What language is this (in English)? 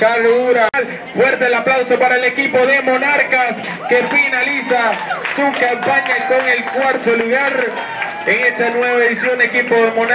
Spanish